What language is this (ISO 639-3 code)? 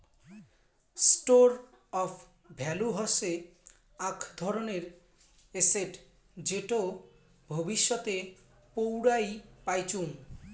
ben